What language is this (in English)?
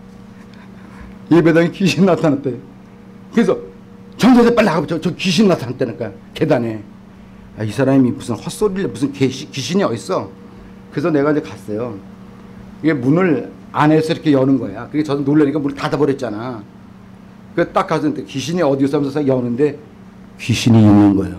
Korean